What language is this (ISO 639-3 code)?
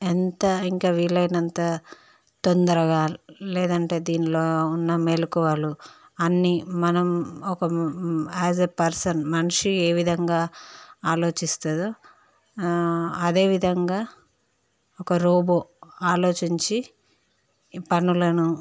tel